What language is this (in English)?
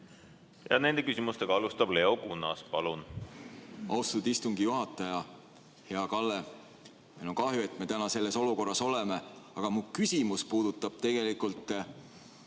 Estonian